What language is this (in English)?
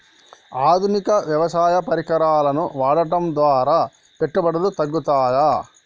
Telugu